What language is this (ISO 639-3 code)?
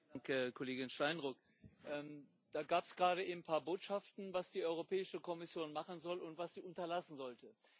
deu